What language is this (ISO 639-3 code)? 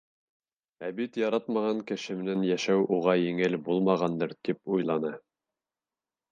bak